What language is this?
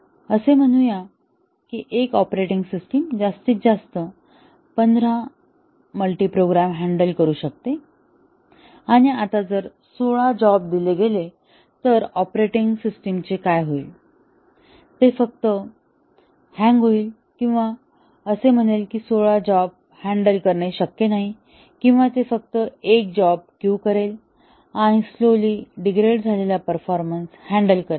Marathi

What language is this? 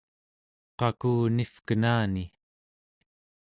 Central Yupik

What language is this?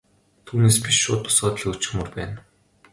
Mongolian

